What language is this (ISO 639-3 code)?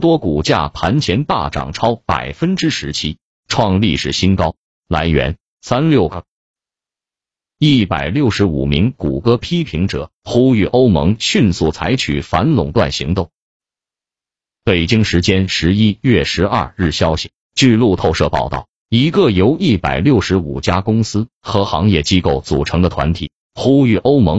zho